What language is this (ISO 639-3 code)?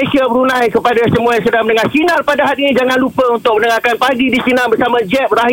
msa